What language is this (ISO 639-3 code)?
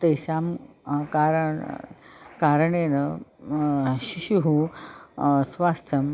san